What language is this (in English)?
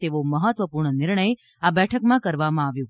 Gujarati